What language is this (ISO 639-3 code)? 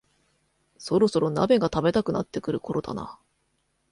jpn